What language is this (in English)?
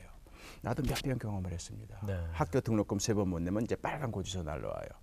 Korean